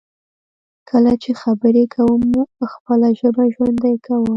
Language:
Pashto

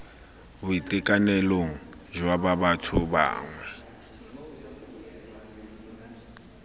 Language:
Tswana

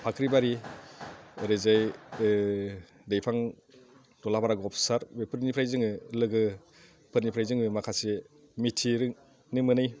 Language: Bodo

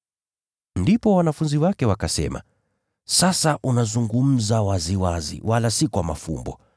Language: Swahili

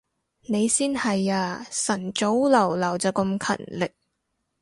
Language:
Cantonese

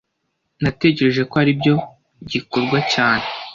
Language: Kinyarwanda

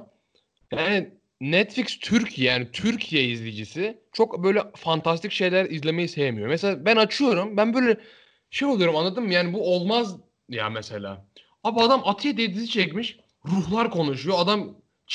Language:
Turkish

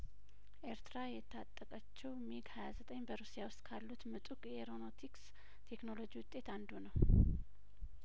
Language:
Amharic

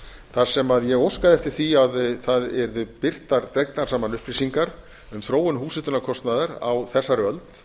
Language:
Icelandic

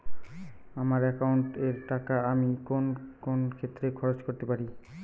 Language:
Bangla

